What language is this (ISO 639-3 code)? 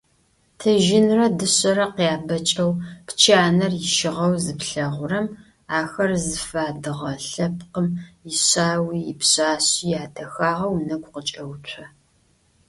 ady